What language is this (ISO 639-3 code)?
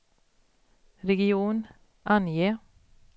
swe